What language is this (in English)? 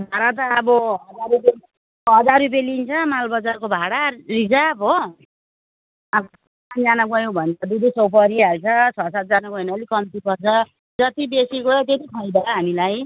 Nepali